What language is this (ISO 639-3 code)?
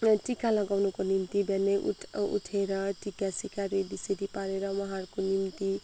nep